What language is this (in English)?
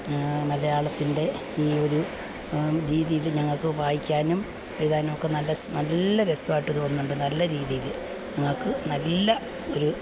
Malayalam